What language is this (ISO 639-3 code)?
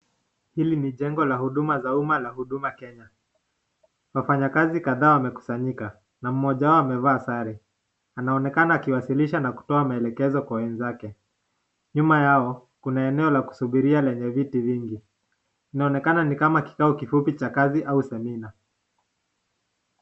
swa